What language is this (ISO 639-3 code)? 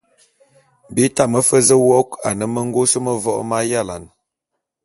bum